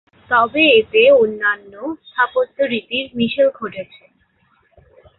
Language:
Bangla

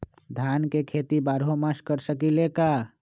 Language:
Magahi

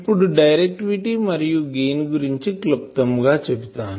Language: Telugu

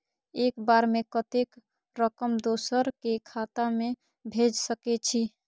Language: Maithili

